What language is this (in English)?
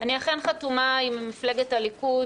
Hebrew